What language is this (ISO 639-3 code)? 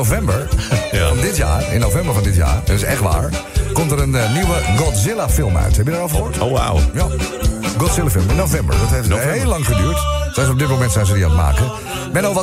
nld